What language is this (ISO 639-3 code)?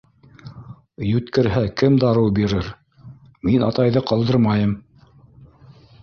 bak